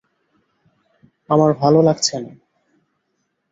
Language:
Bangla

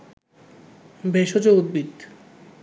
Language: Bangla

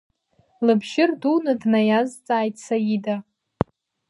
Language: Abkhazian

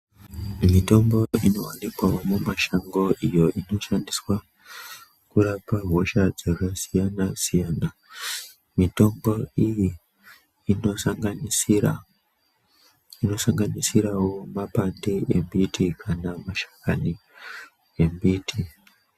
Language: Ndau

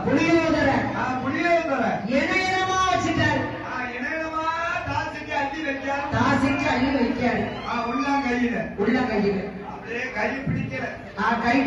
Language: Arabic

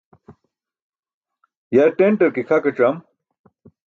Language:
Burushaski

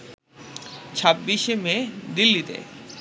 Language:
Bangla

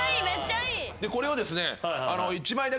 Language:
Japanese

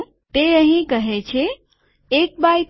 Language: Gujarati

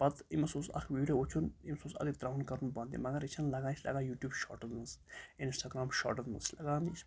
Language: Kashmiri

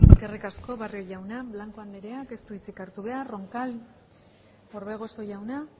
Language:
Basque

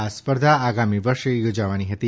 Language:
Gujarati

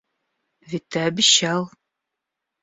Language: Russian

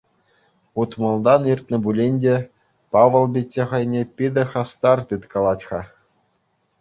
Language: Chuvash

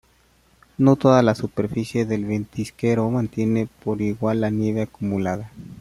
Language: Spanish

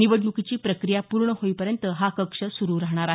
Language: Marathi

